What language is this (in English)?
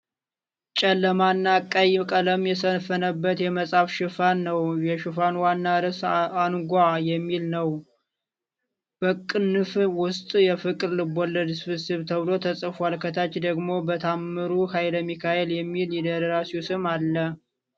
Amharic